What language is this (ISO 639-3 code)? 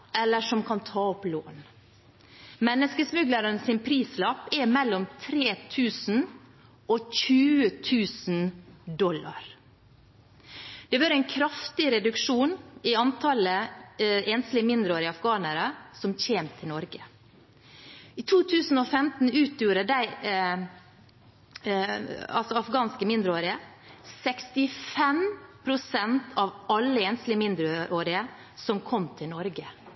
nob